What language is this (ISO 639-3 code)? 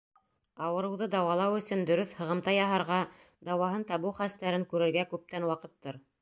bak